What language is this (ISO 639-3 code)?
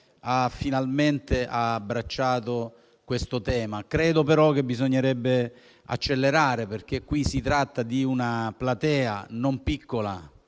ita